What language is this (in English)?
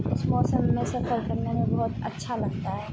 Urdu